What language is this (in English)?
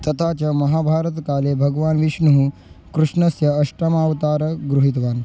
Sanskrit